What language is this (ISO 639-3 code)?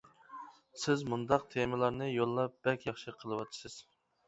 uig